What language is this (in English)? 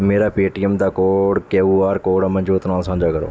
Punjabi